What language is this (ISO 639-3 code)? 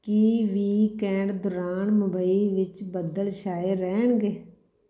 pan